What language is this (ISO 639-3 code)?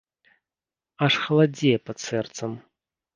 bel